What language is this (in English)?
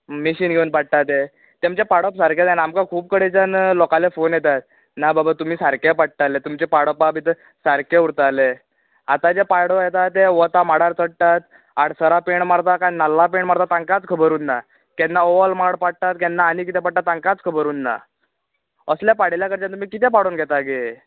Konkani